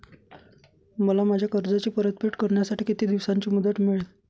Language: Marathi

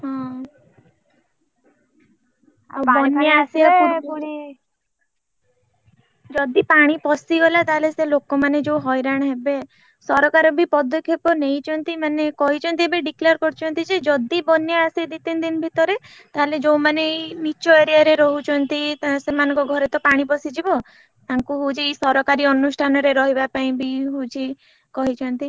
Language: Odia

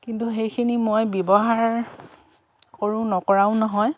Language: Assamese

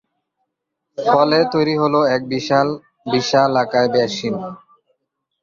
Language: Bangla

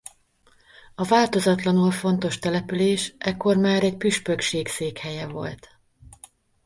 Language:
Hungarian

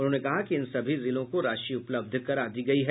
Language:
Hindi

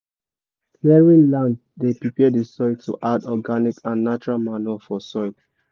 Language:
Nigerian Pidgin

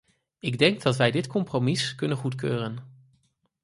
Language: Dutch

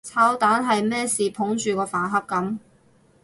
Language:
Cantonese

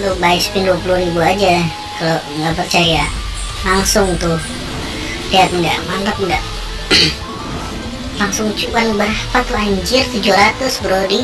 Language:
Indonesian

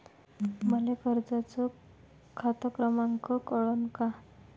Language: Marathi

